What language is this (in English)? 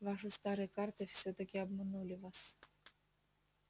Russian